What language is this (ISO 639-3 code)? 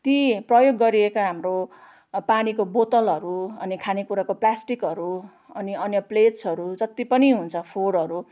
nep